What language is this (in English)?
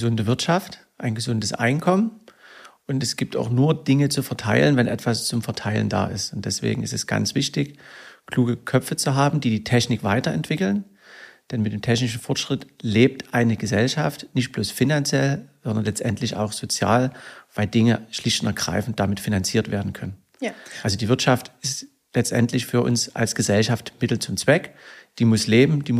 German